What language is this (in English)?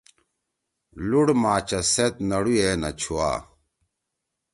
Torwali